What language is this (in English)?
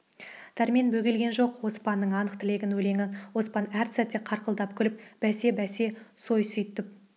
Kazakh